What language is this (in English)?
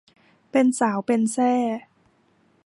Thai